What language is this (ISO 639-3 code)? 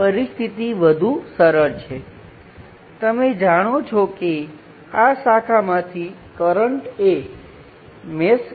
guj